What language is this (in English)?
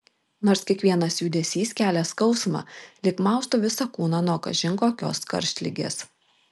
Lithuanian